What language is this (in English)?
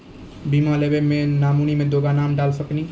Maithili